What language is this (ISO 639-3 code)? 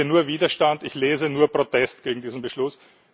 deu